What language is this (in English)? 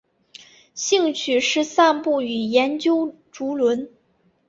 Chinese